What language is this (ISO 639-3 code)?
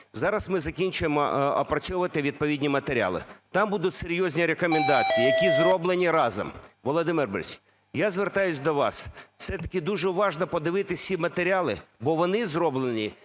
ukr